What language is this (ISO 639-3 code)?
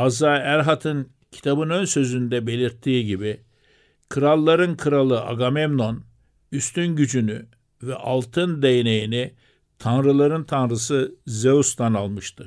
tur